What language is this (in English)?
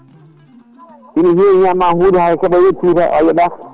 Fula